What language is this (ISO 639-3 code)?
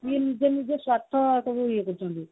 ori